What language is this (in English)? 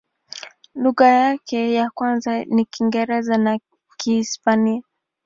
Swahili